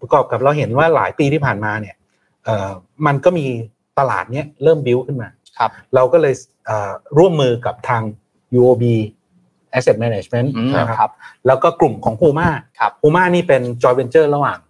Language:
Thai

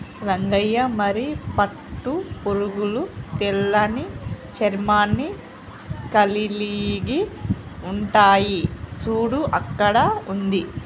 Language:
Telugu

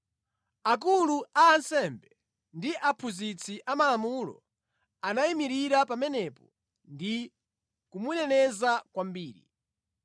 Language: Nyanja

